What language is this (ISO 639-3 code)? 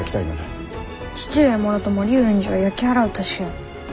jpn